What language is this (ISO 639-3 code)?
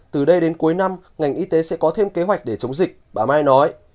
vie